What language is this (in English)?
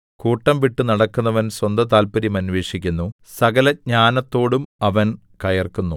Malayalam